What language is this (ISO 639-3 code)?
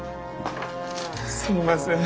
jpn